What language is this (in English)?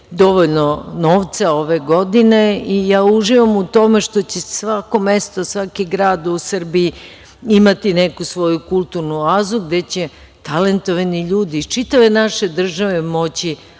Serbian